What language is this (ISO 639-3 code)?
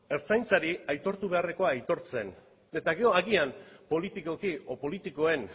eus